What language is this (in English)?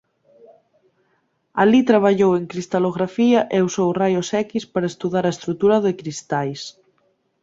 Galician